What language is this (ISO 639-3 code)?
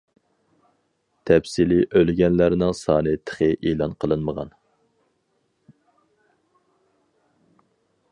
uig